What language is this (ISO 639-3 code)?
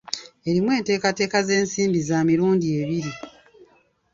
lug